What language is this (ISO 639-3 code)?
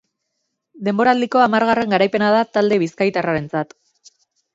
eus